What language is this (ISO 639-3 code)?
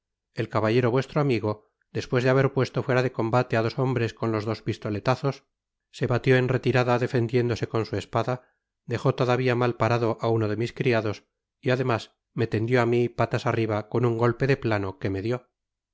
spa